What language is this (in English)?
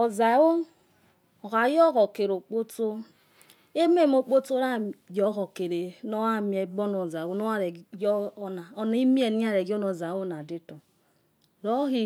Yekhee